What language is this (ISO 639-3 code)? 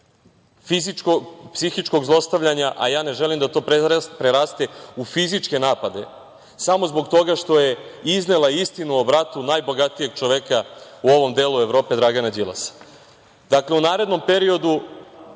srp